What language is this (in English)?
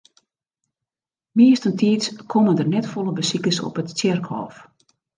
Western Frisian